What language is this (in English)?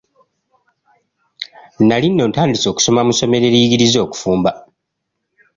Ganda